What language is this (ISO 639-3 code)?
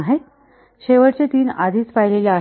mar